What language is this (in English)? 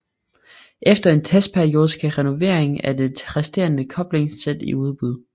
Danish